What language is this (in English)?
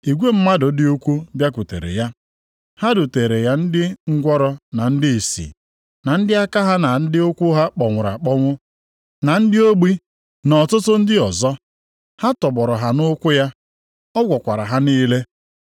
Igbo